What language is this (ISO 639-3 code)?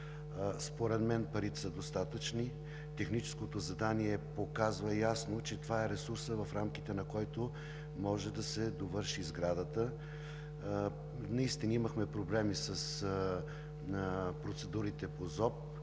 bul